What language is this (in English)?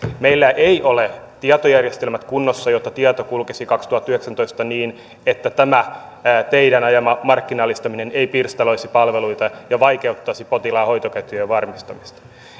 Finnish